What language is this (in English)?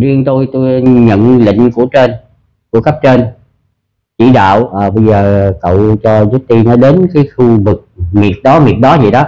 Vietnamese